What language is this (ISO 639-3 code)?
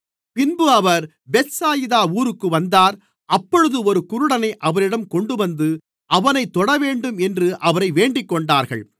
tam